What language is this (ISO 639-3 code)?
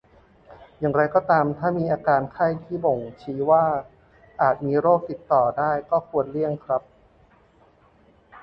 tha